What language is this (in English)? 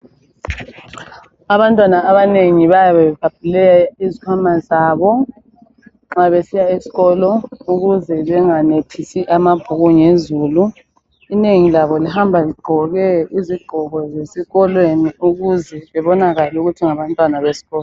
North Ndebele